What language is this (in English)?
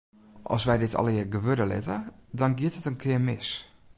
Western Frisian